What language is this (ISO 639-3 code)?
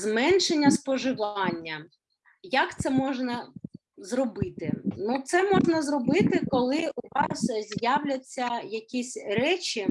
ukr